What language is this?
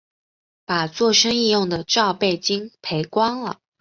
Chinese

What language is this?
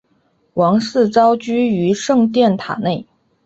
Chinese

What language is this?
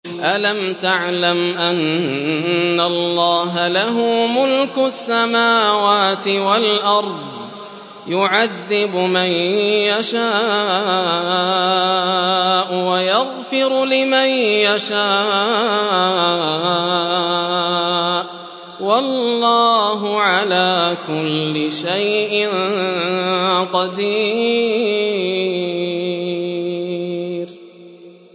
Arabic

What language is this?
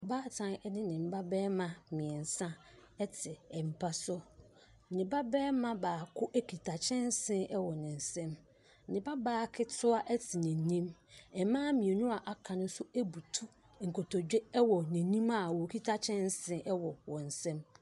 Akan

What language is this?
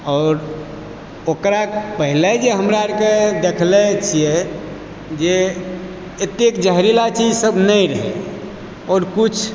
Maithili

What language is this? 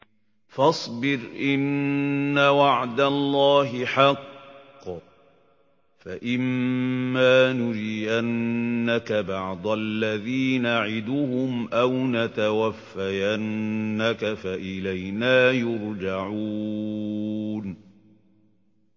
Arabic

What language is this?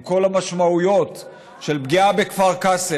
Hebrew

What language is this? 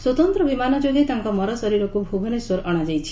Odia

